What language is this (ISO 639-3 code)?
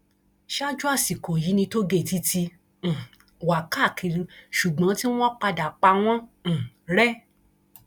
yor